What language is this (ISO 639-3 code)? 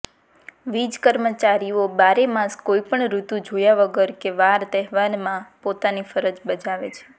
guj